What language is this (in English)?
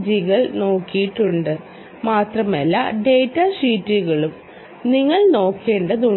Malayalam